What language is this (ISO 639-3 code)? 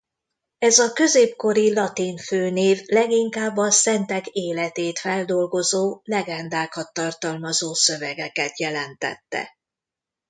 hun